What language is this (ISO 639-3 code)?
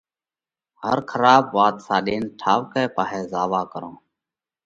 kvx